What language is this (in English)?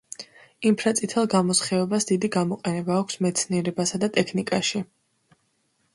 Georgian